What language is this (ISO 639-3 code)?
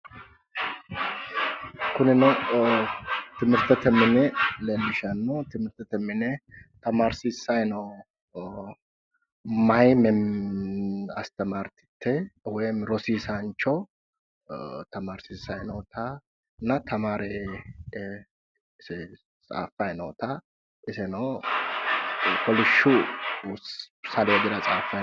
sid